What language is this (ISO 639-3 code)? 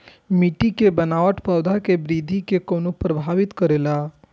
mai